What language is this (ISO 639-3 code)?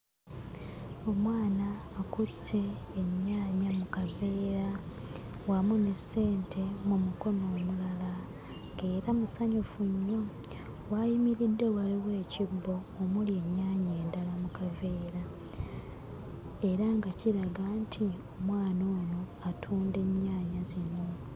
lug